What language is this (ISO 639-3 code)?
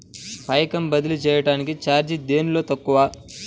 tel